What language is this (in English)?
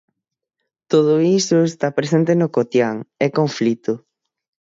Galician